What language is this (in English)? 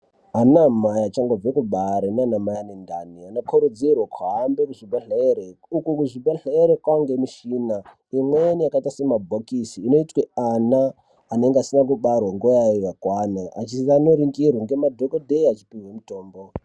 Ndau